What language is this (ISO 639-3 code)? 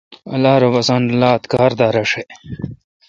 xka